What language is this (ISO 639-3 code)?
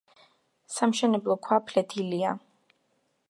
kat